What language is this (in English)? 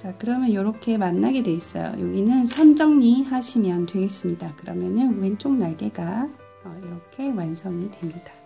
Korean